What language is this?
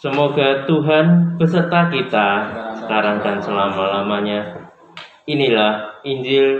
Indonesian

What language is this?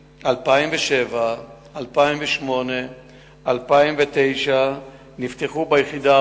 Hebrew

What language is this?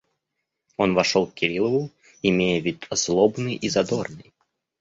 Russian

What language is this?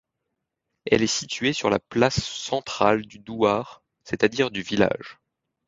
French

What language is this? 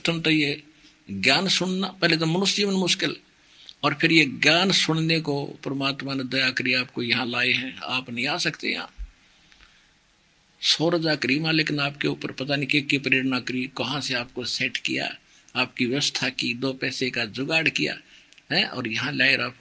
Hindi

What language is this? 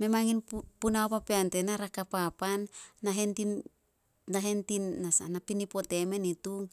Solos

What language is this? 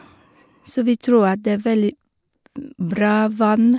Norwegian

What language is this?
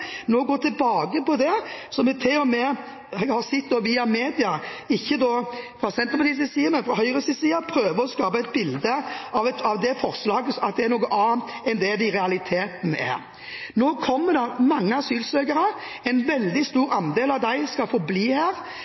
Norwegian Bokmål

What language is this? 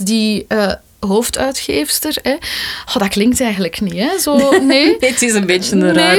Dutch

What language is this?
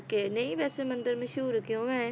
Punjabi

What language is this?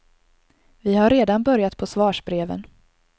Swedish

